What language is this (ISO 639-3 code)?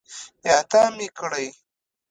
pus